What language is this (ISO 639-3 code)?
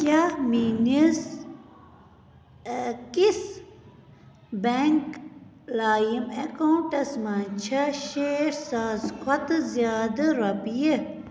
kas